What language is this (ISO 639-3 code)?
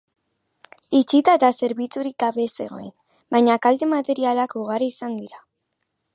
eus